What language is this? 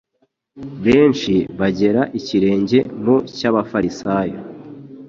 Kinyarwanda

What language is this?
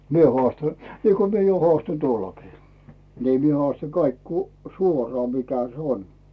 Finnish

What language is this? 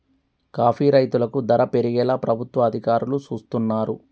Telugu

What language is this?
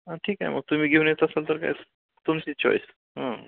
Marathi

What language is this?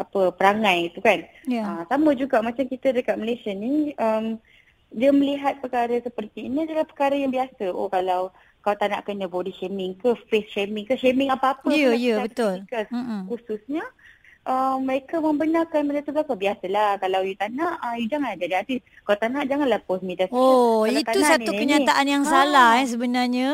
Malay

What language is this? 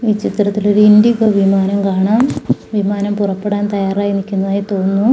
Malayalam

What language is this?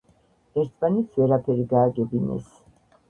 Georgian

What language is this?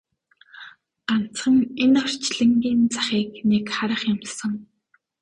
Mongolian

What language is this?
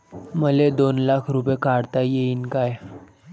Marathi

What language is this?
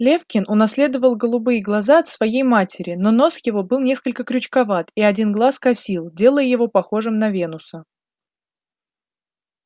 Russian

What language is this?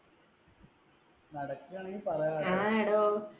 Malayalam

